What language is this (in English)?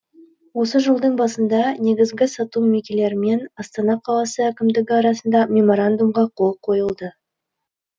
Kazakh